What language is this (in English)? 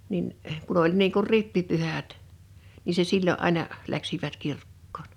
Finnish